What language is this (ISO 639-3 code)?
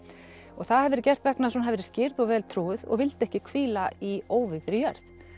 isl